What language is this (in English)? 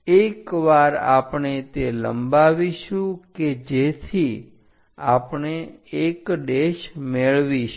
Gujarati